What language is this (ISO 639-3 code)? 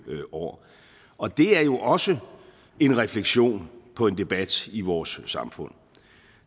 dan